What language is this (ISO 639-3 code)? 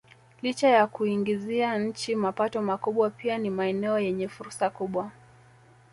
swa